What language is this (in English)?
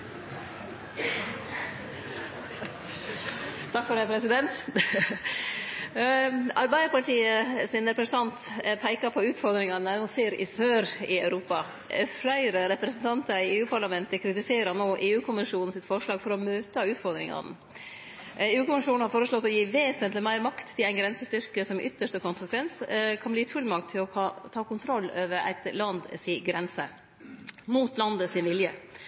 Norwegian Nynorsk